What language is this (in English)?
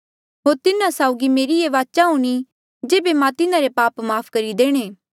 Mandeali